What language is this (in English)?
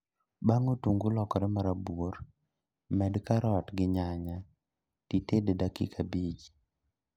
Luo (Kenya and Tanzania)